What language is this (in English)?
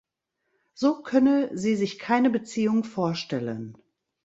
German